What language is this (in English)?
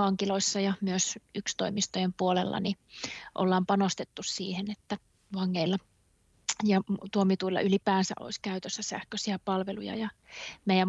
Finnish